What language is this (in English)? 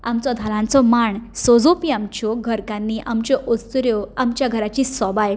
Konkani